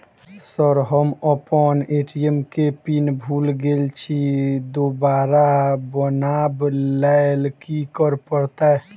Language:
Maithili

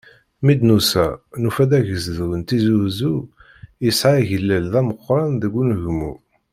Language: Kabyle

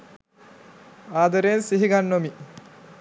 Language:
Sinhala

